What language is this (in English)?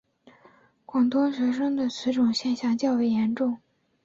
Chinese